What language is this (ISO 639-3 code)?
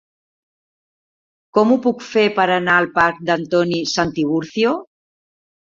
cat